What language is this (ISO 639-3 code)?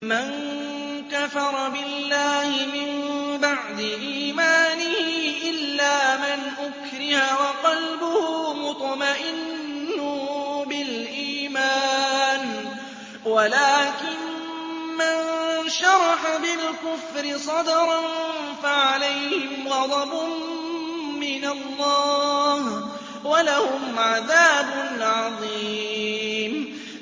ara